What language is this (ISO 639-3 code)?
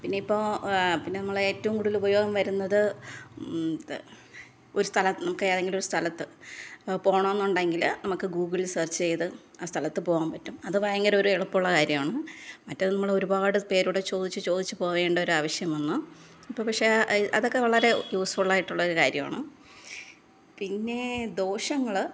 mal